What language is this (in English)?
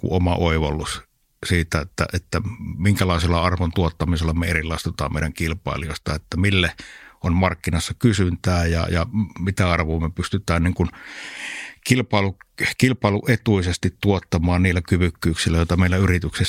Finnish